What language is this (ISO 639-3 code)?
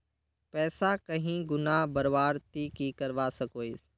mag